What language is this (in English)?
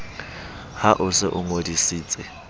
Southern Sotho